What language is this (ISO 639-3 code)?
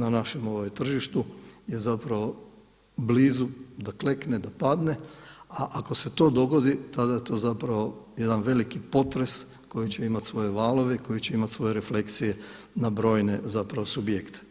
hrv